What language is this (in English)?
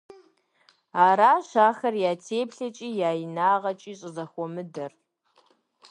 Kabardian